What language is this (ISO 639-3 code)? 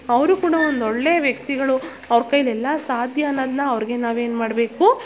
kan